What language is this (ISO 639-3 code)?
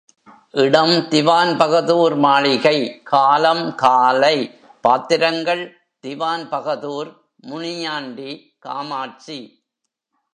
tam